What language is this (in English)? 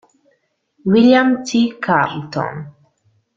Italian